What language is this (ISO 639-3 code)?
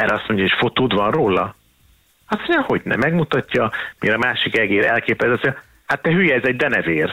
hun